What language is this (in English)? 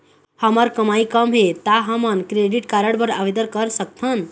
Chhattisgarhi